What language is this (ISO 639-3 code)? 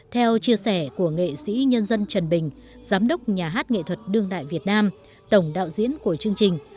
vie